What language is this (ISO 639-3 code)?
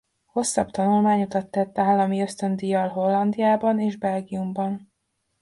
hun